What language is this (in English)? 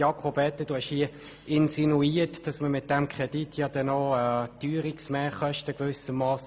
Swiss German